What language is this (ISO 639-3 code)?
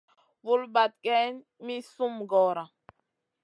mcn